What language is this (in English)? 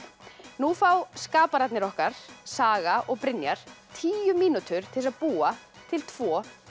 Icelandic